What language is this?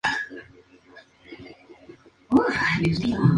Spanish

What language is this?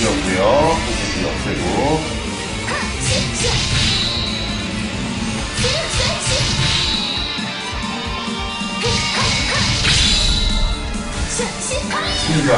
Korean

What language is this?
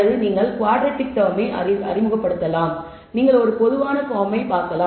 Tamil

